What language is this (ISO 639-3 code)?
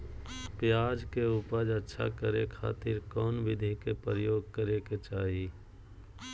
mag